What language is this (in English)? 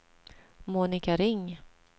Swedish